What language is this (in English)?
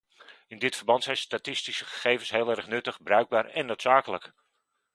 Dutch